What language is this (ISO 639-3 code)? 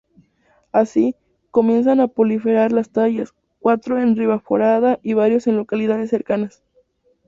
spa